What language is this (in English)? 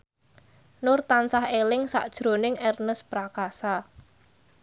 Javanese